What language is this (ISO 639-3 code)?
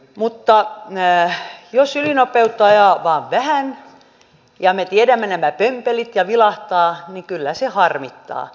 fin